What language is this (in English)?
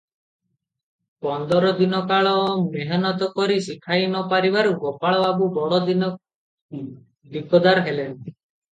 Odia